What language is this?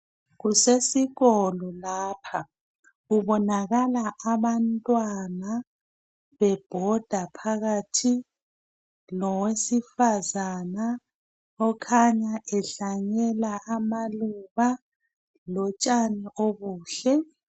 North Ndebele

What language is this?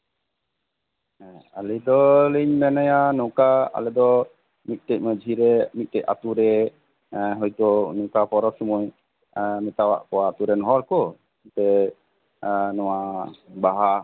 Santali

